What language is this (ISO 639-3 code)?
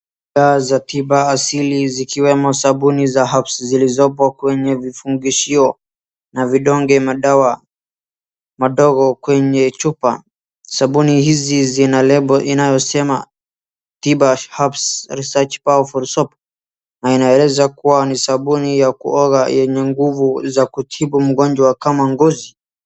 swa